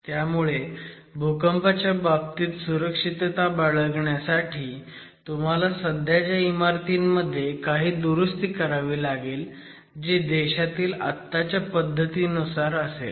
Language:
Marathi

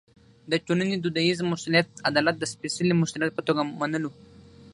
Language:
Pashto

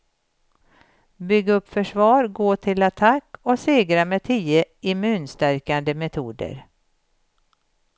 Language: Swedish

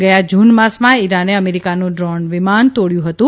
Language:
Gujarati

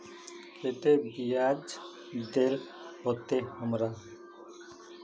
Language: Magahi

